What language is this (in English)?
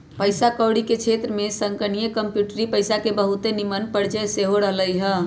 Magahi